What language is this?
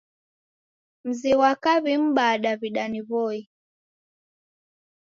Taita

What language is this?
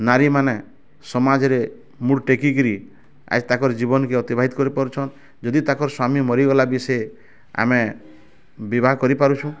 Odia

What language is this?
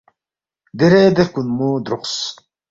Balti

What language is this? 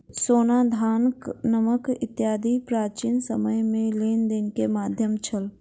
Maithili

